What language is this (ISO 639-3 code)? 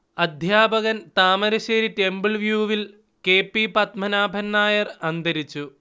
mal